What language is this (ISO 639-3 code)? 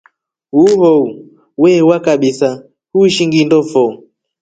rof